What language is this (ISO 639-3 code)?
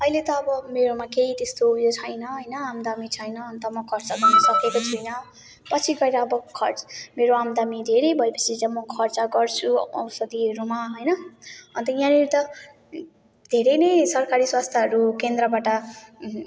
nep